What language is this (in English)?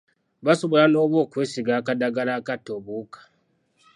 Ganda